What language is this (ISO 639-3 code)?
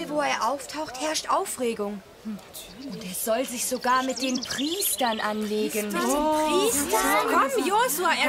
deu